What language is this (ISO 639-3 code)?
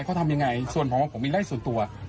tha